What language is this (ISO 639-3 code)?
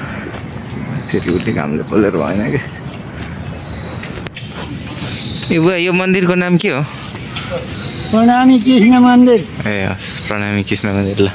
ind